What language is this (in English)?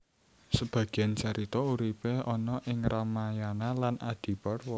Javanese